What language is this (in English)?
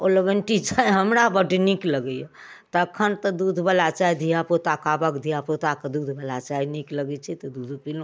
Maithili